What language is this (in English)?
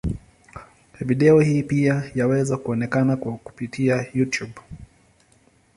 Swahili